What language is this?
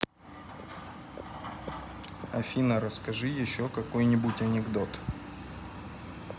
Russian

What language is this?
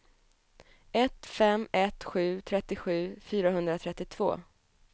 Swedish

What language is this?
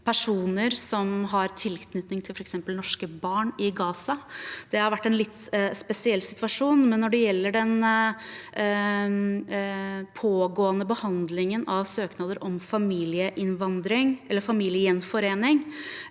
Norwegian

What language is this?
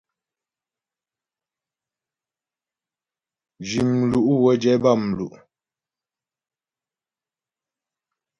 Ghomala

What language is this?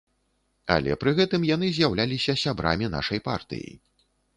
Belarusian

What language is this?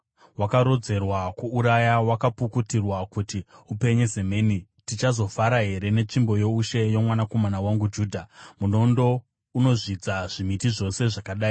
Shona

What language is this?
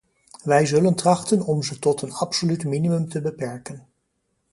Dutch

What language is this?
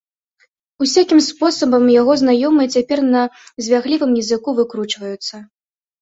Belarusian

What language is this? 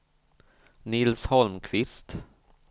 Swedish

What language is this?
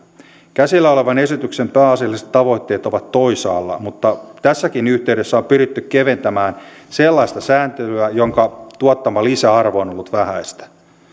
Finnish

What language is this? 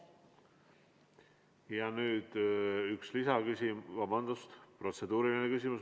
Estonian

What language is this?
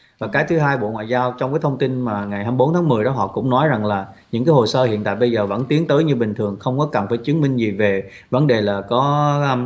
Vietnamese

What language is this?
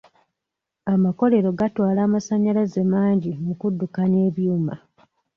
Ganda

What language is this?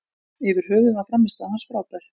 Icelandic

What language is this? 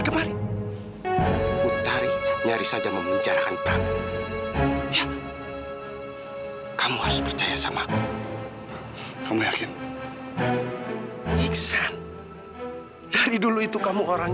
Indonesian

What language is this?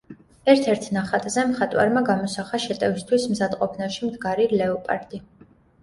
Georgian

